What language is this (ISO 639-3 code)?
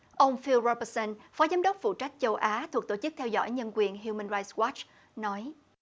vie